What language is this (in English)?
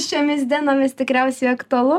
Lithuanian